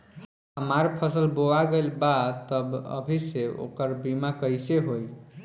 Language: Bhojpuri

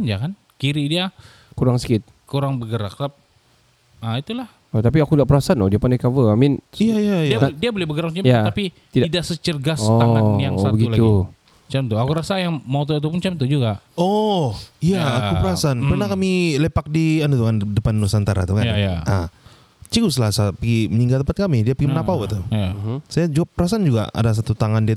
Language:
Malay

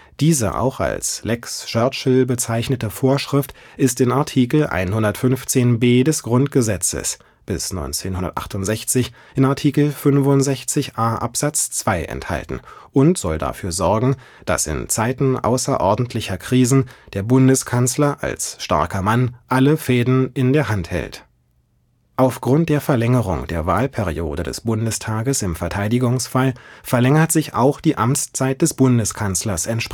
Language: German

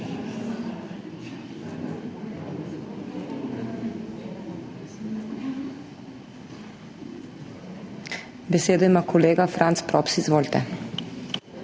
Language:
Slovenian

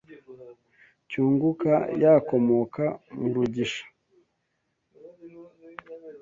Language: Kinyarwanda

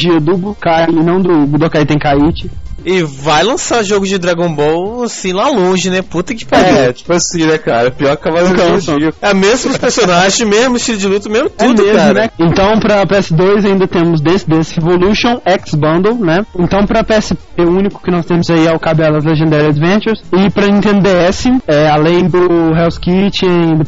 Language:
Portuguese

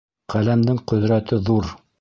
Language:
Bashkir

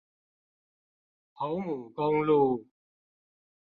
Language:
Chinese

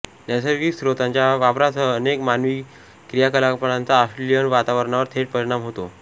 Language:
Marathi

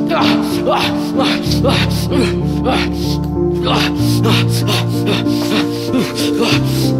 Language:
Portuguese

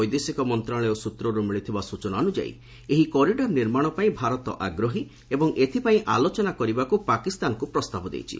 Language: Odia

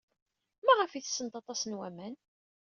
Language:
Kabyle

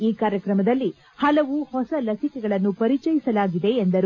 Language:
Kannada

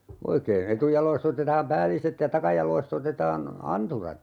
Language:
Finnish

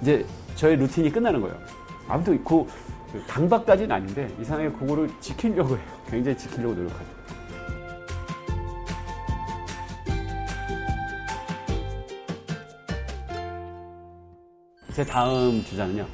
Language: Korean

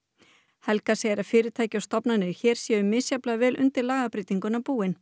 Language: Icelandic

